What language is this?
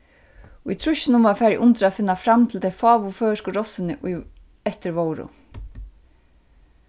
Faroese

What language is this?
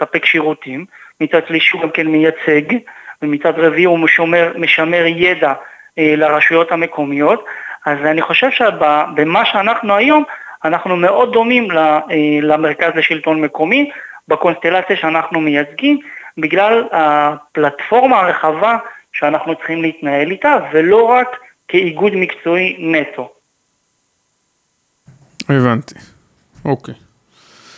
Hebrew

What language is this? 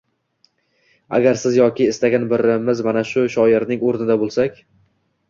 Uzbek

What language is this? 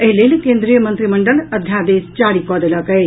Maithili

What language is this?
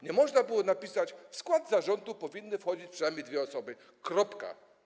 Polish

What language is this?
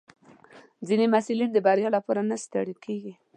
Pashto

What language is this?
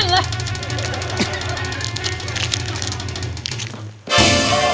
Thai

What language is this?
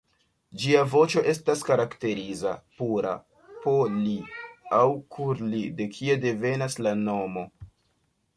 Esperanto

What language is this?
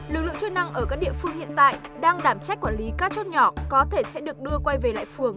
Vietnamese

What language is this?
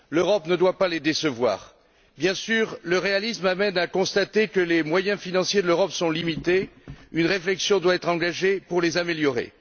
French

